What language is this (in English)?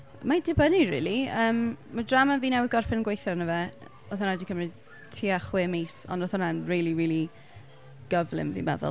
Welsh